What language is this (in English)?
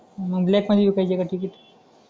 Marathi